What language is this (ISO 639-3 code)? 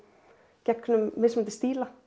isl